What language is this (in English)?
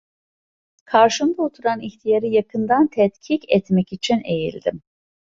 Turkish